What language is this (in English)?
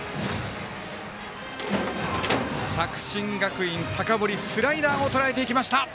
Japanese